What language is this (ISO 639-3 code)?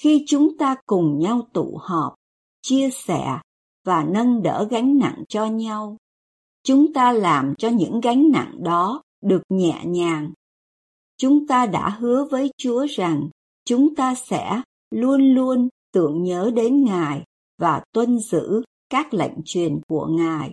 vie